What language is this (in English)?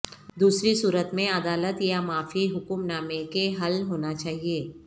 Urdu